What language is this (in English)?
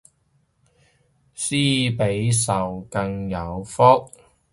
Cantonese